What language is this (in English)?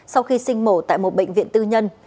Vietnamese